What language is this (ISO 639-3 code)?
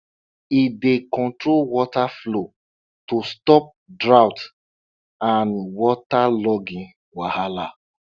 pcm